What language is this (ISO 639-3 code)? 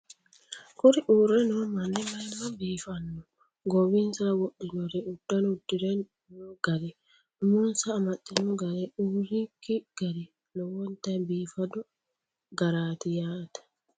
sid